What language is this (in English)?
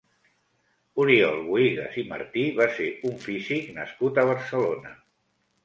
Catalan